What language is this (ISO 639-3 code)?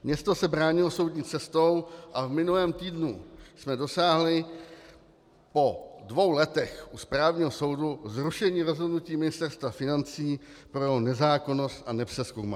ces